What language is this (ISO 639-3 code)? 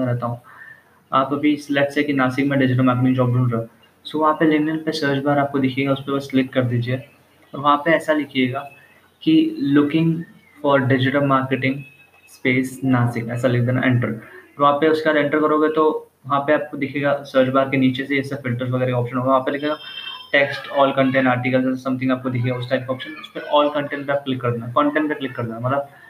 hin